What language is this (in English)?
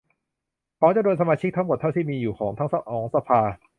Thai